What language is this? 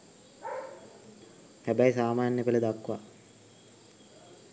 Sinhala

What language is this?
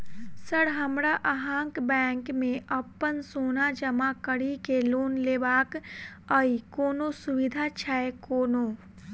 Maithili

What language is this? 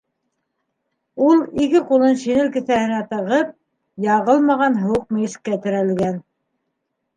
Bashkir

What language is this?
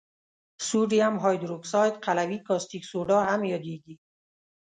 Pashto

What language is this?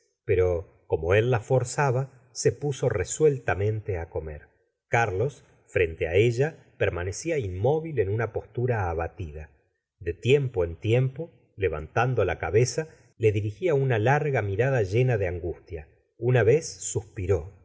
Spanish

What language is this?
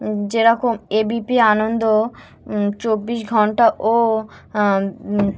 Bangla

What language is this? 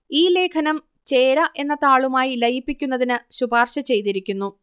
Malayalam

